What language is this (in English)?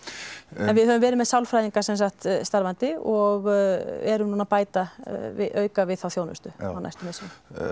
Icelandic